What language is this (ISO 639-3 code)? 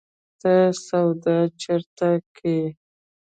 pus